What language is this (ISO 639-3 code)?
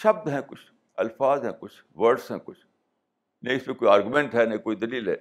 urd